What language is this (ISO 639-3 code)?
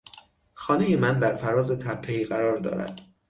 fas